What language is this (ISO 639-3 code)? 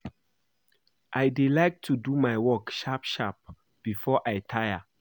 pcm